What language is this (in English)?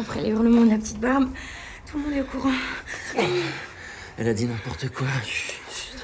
French